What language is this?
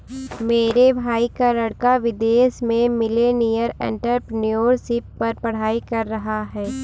Hindi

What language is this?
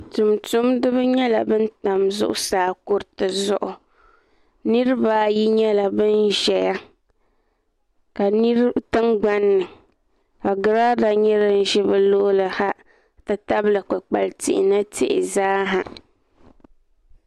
Dagbani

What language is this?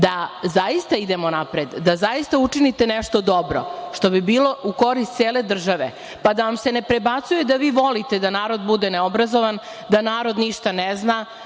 Serbian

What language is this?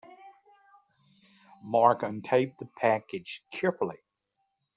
English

